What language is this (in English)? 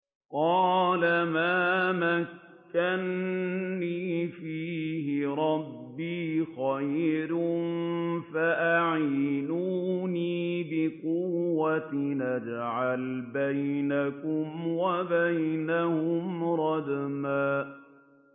Arabic